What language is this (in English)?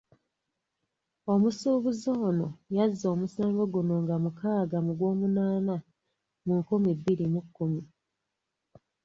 Ganda